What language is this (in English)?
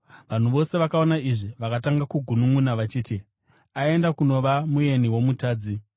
Shona